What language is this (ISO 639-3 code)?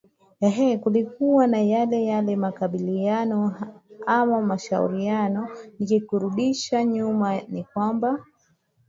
swa